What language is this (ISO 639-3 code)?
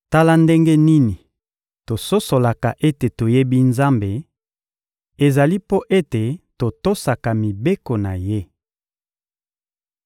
lin